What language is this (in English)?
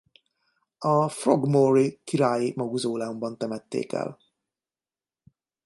Hungarian